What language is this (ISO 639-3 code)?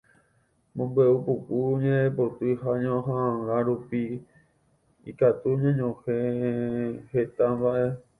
grn